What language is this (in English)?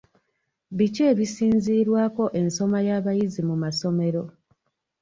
Ganda